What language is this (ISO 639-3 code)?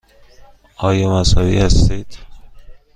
fas